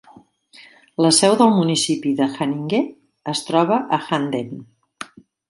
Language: Catalan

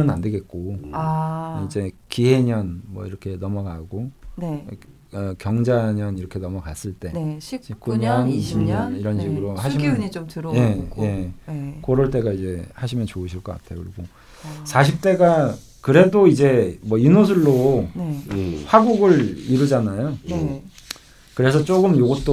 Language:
Korean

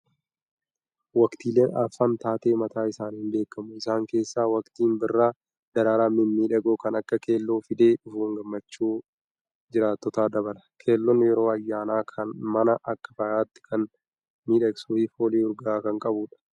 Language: Oromo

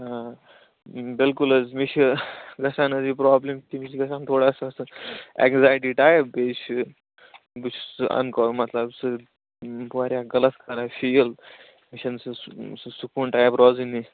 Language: Kashmiri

